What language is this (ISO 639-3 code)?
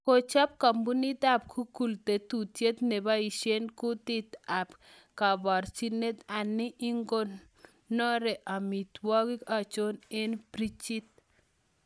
kln